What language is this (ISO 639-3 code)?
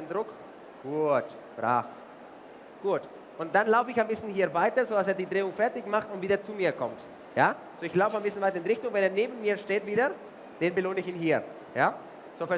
deu